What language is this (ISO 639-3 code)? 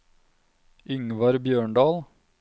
nor